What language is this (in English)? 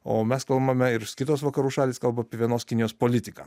Lithuanian